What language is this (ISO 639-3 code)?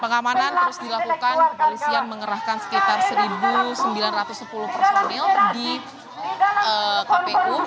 ind